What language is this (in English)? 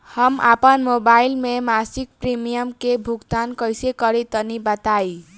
Bhojpuri